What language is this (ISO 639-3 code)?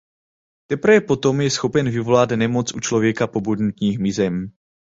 ces